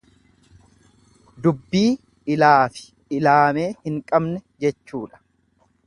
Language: Oromo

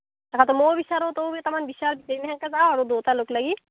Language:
Assamese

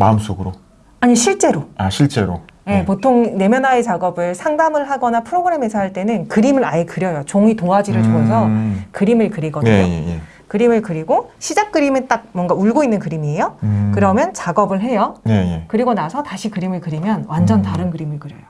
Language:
Korean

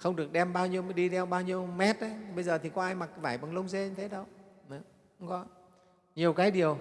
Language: Vietnamese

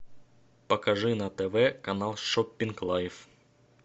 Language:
Russian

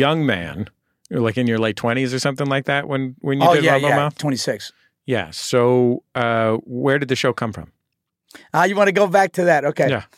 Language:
English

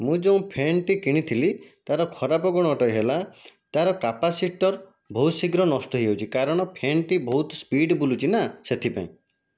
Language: Odia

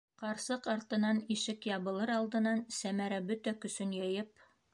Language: Bashkir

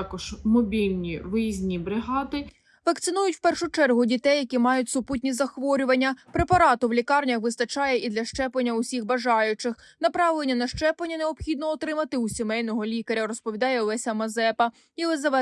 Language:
Ukrainian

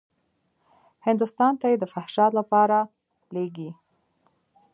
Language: Pashto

